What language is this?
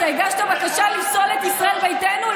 Hebrew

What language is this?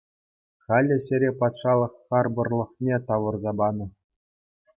Chuvash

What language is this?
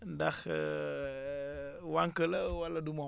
Wolof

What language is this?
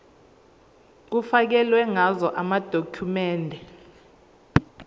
Zulu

